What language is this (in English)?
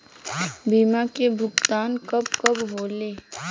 Bhojpuri